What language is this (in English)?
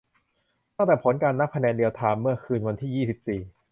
Thai